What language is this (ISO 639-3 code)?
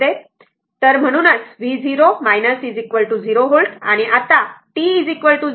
mar